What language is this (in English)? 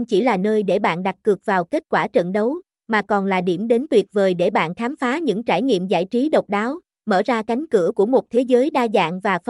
Vietnamese